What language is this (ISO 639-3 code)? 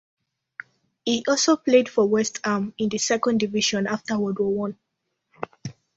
eng